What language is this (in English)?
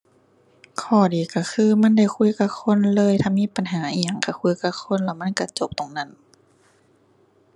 Thai